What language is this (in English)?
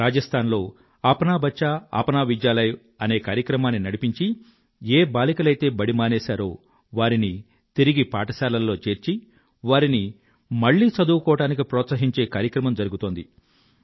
Telugu